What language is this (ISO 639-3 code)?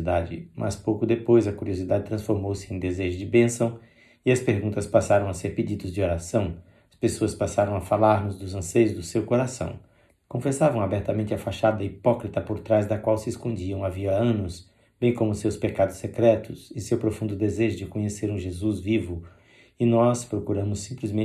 por